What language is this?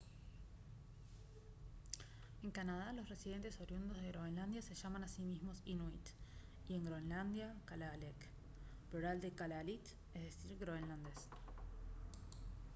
Spanish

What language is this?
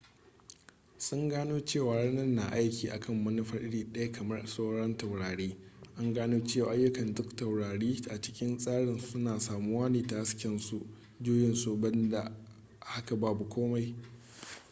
Hausa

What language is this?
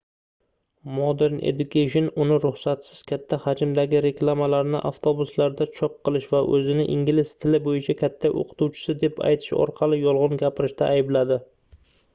Uzbek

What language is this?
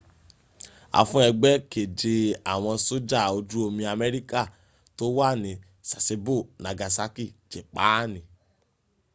Yoruba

